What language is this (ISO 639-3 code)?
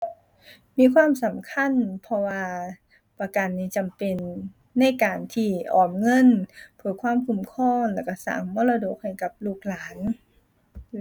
tha